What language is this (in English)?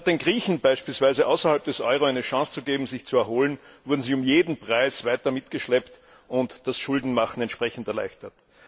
German